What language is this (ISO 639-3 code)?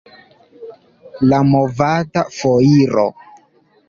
epo